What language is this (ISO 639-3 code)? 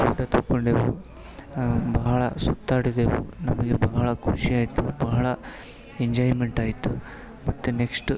kan